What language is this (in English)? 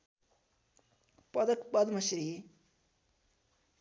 Nepali